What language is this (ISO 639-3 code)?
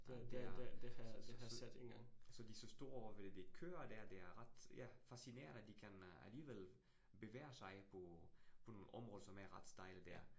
dan